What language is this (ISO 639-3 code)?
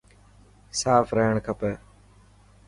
mki